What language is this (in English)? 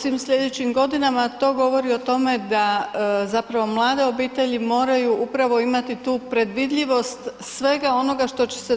Croatian